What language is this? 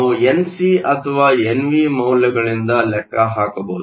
Kannada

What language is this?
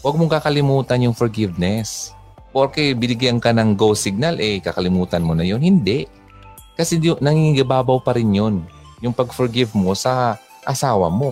Filipino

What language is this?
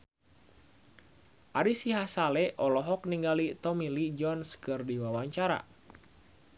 Sundanese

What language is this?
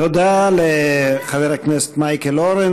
Hebrew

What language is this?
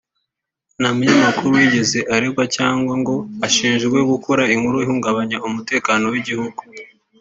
Kinyarwanda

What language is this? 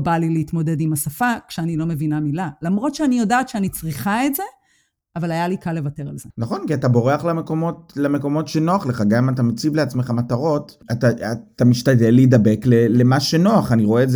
Hebrew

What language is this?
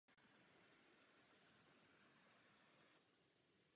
Czech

